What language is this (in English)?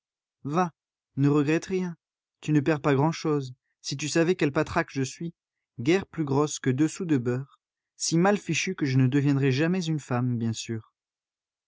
French